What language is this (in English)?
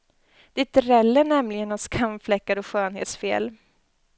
Swedish